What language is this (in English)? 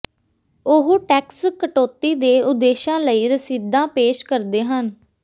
Punjabi